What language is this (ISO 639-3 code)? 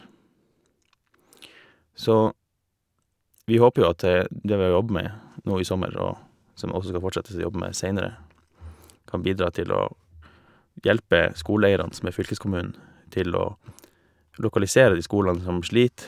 nor